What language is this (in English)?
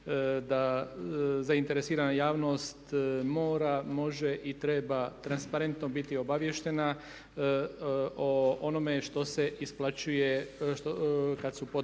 Croatian